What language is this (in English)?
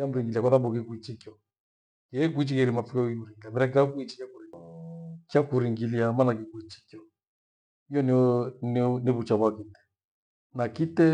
Gweno